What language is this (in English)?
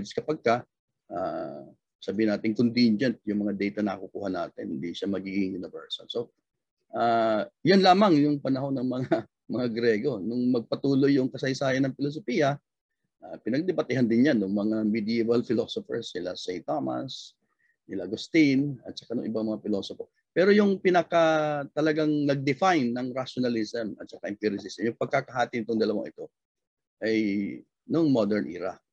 Filipino